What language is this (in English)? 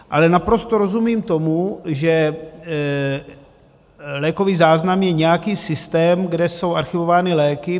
Czech